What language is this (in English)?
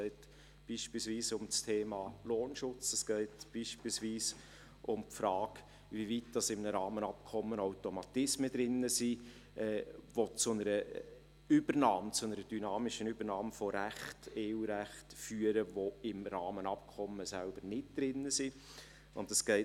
Swiss German